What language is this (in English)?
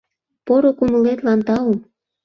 Mari